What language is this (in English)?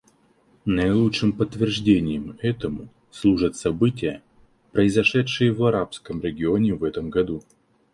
Russian